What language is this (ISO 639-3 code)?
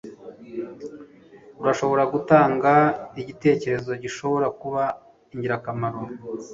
kin